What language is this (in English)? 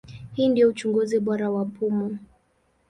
Swahili